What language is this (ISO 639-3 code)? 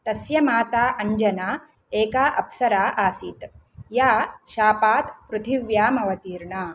san